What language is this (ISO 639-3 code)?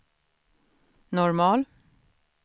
swe